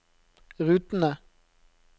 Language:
Norwegian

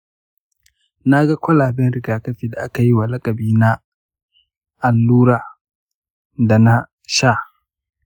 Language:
Hausa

